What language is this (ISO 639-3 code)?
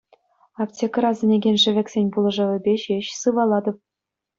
chv